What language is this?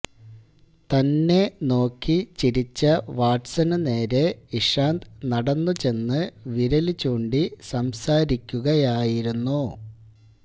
Malayalam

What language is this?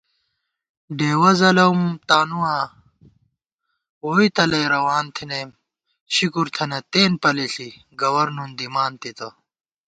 Gawar-Bati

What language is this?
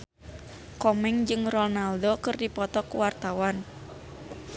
Sundanese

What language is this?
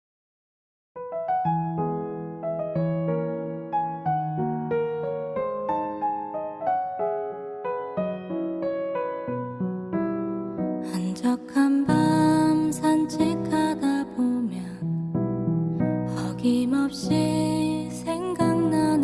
Korean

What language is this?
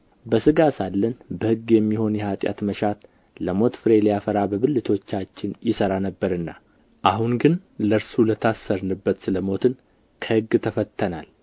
Amharic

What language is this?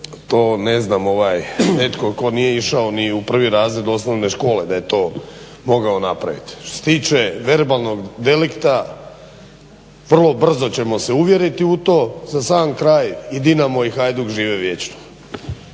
Croatian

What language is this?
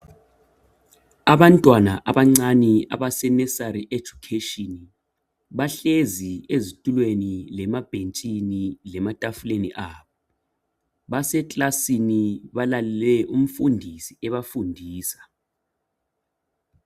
North Ndebele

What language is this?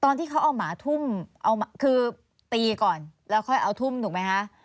Thai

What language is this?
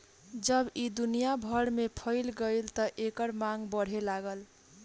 Bhojpuri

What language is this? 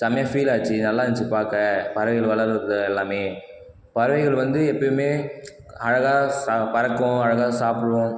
Tamil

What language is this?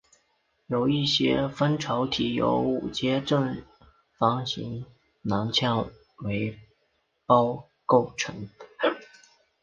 Chinese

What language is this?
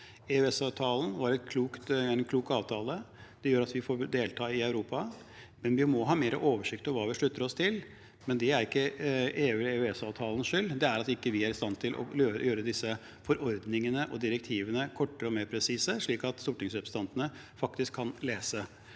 Norwegian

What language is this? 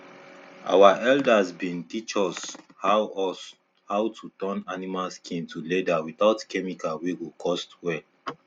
Nigerian Pidgin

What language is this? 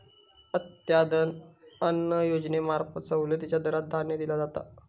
Marathi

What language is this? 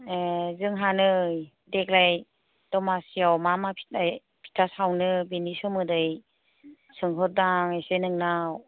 Bodo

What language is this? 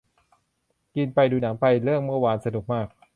Thai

